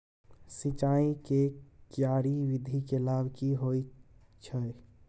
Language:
Maithili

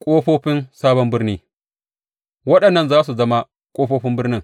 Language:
Hausa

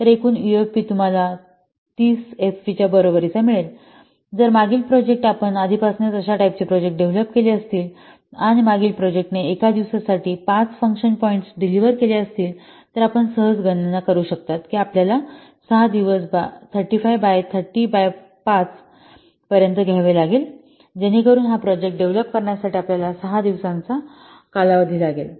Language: Marathi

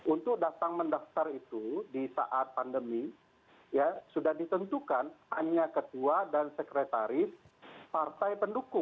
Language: Indonesian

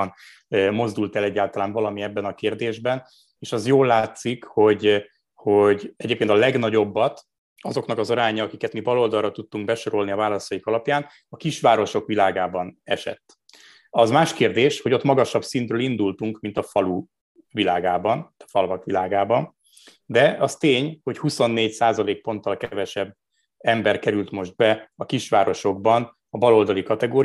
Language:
Hungarian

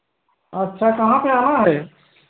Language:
Hindi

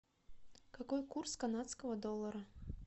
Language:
Russian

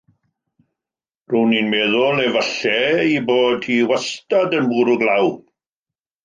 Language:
Welsh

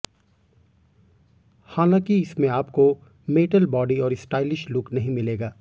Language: Hindi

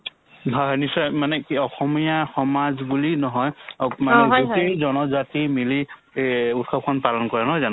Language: Assamese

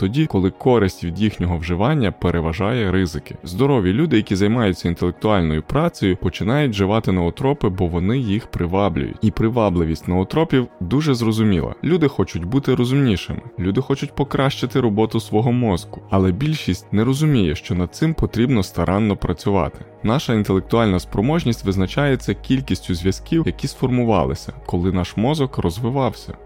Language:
Ukrainian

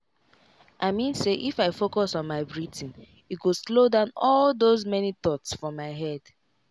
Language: Nigerian Pidgin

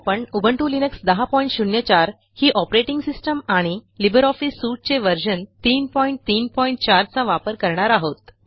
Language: Marathi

